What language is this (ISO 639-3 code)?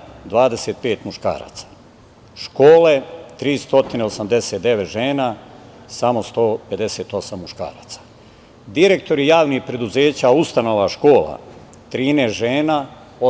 srp